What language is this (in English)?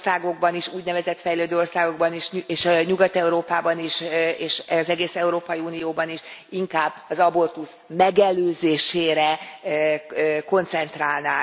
Hungarian